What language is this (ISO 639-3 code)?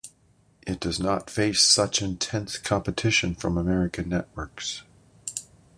eng